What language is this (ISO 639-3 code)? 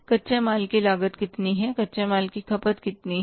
hin